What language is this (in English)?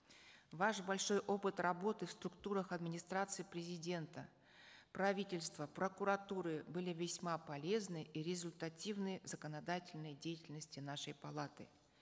Kazakh